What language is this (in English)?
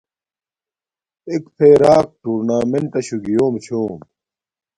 Domaaki